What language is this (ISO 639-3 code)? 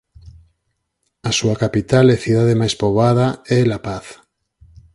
glg